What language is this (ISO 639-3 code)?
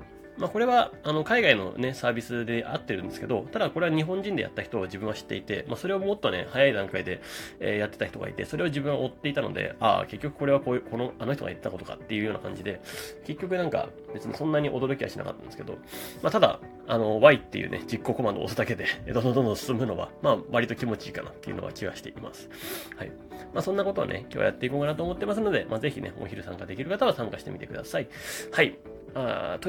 jpn